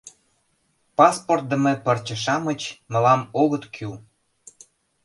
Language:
Mari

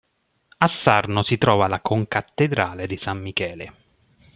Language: Italian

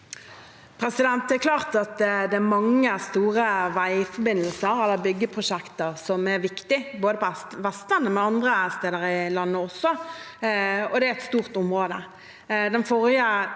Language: Norwegian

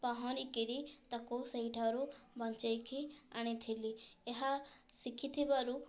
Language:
Odia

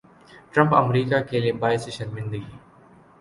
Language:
Urdu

